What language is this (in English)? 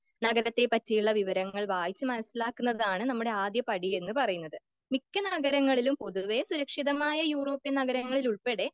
Malayalam